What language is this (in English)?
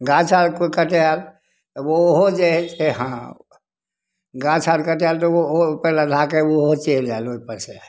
Maithili